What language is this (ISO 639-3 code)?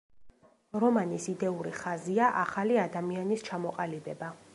kat